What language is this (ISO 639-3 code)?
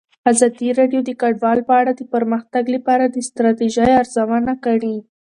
pus